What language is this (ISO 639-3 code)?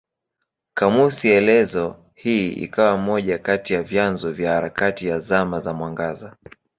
swa